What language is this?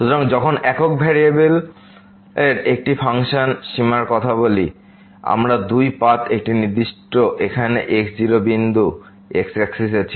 Bangla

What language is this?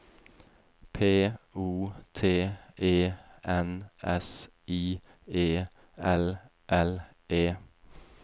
Norwegian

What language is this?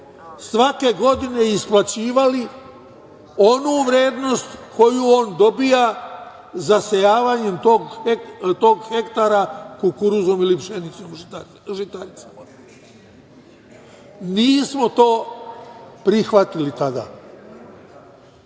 Serbian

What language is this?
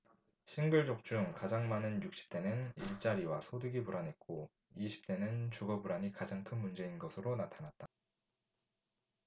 Korean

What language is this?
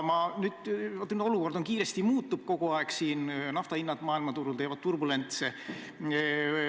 Estonian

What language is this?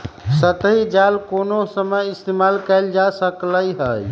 Magahi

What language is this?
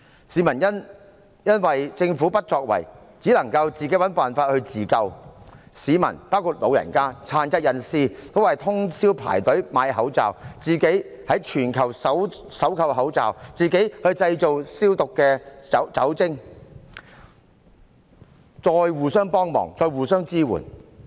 Cantonese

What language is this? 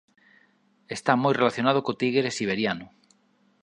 Galician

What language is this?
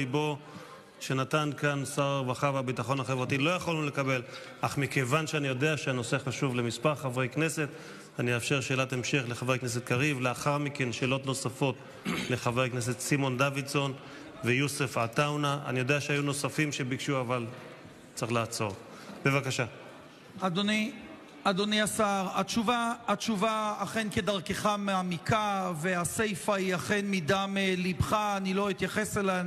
Hebrew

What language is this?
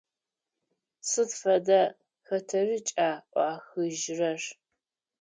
Adyghe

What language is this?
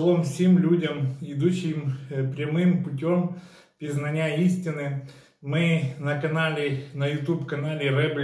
Ukrainian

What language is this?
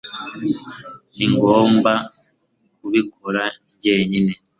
Kinyarwanda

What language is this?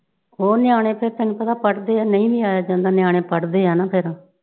Punjabi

